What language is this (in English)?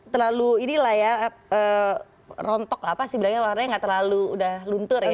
Indonesian